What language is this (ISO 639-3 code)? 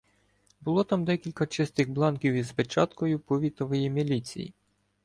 ukr